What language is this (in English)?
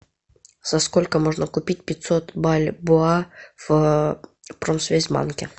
Russian